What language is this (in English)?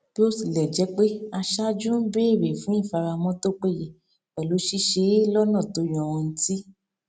Yoruba